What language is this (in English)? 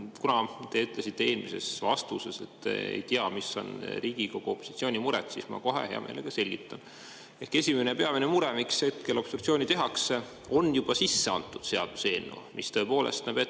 Estonian